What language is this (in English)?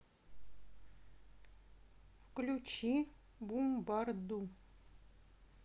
Russian